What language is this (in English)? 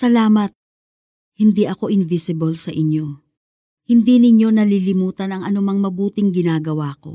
Filipino